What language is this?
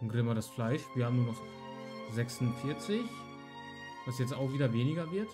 German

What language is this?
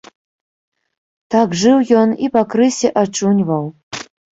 Belarusian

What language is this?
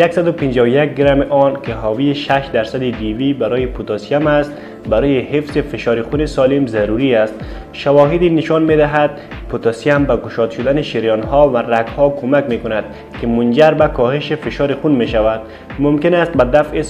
Persian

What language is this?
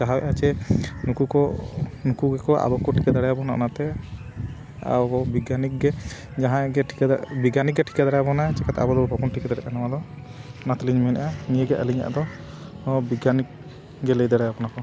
Santali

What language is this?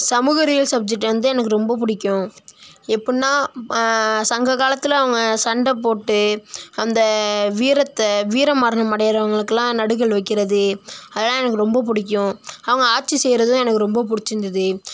Tamil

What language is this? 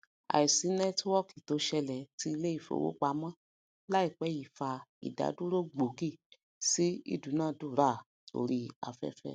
Yoruba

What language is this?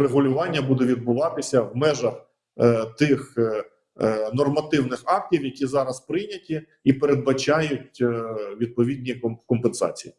Ukrainian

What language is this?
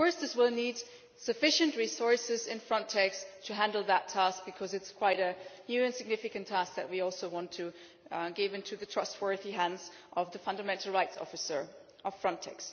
English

